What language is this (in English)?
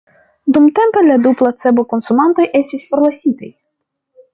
Esperanto